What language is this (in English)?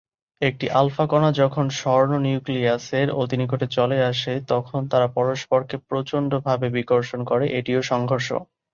Bangla